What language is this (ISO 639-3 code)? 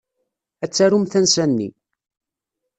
kab